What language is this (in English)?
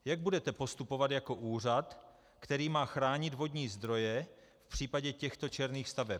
Czech